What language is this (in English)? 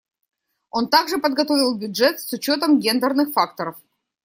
Russian